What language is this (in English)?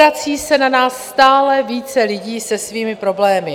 Czech